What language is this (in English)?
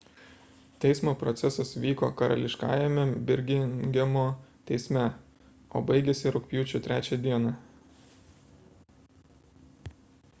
Lithuanian